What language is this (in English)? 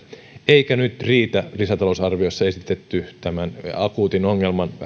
Finnish